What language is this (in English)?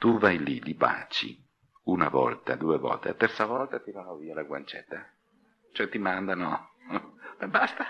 Italian